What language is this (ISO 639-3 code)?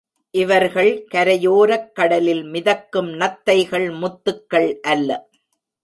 tam